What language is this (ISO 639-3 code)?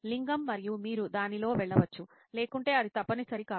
tel